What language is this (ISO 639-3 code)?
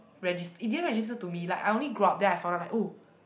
eng